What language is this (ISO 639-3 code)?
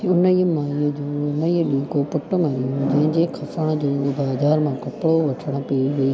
snd